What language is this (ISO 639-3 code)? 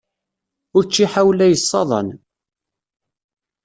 kab